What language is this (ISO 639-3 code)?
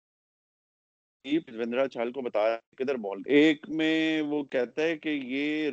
urd